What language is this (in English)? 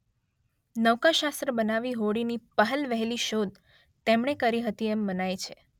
Gujarati